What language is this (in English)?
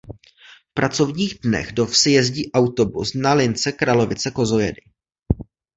Czech